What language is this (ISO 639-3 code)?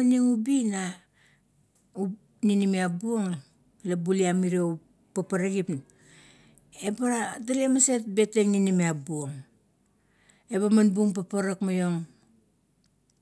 kto